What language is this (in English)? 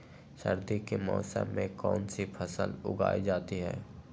Magahi